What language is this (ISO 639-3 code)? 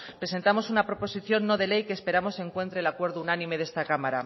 spa